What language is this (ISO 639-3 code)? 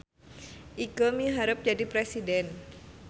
sun